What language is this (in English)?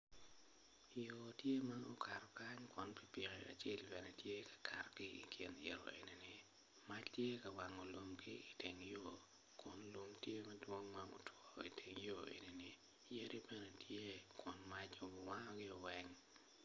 Acoli